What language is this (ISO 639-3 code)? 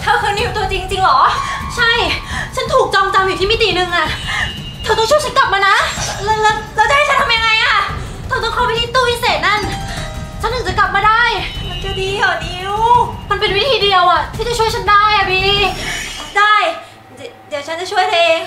tha